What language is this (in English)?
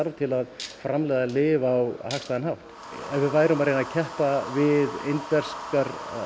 Icelandic